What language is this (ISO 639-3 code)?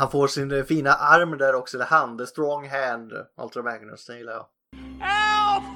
swe